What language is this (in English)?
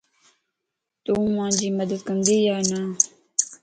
Lasi